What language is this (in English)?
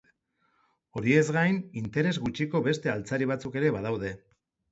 Basque